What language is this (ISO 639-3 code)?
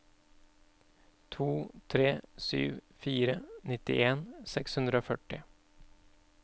nor